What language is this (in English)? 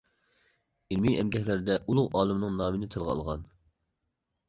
Uyghur